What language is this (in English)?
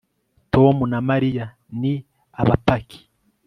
Kinyarwanda